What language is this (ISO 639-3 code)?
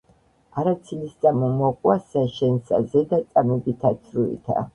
kat